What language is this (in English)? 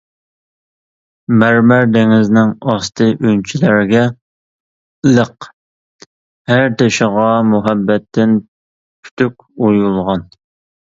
Uyghur